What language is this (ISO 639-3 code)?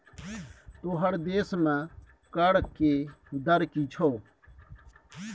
mai